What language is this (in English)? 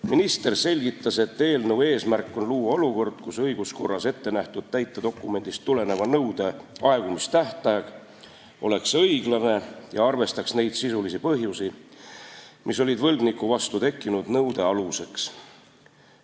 Estonian